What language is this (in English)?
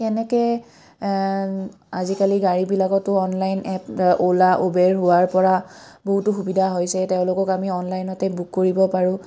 Assamese